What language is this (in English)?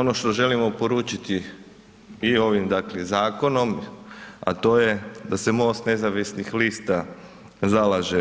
Croatian